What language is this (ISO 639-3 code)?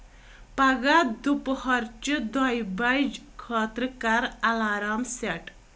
kas